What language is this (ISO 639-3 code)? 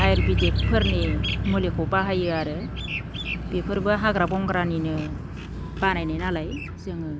brx